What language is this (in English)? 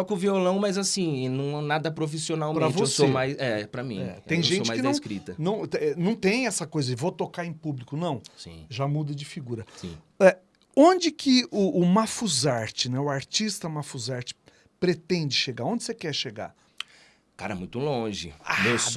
Portuguese